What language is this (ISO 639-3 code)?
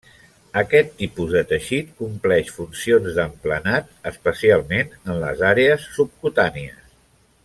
cat